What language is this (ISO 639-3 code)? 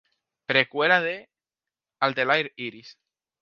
spa